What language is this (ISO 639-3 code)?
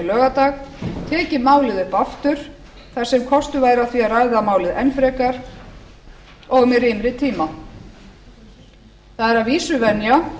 isl